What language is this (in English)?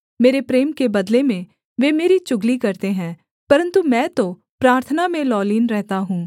Hindi